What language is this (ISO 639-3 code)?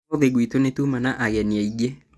kik